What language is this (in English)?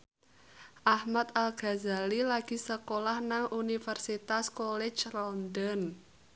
Javanese